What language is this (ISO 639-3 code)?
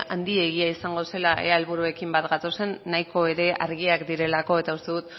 eus